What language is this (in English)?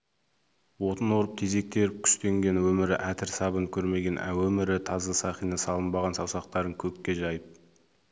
Kazakh